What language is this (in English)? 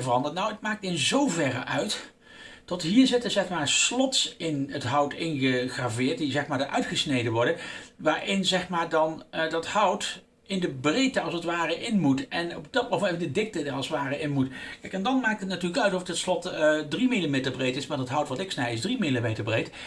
Dutch